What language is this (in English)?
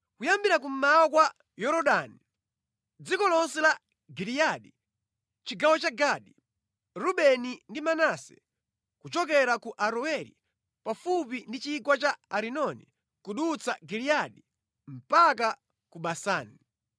Nyanja